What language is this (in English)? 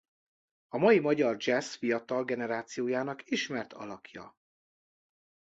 Hungarian